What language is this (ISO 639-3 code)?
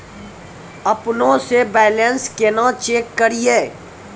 mai